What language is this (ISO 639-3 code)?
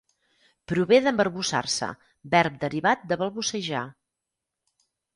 cat